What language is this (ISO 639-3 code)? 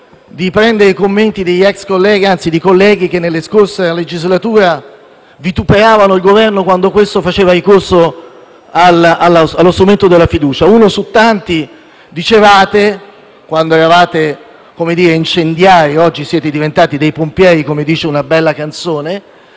ita